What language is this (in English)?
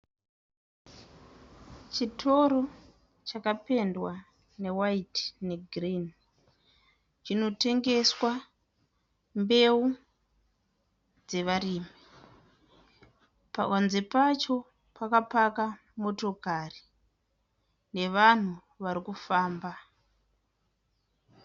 Shona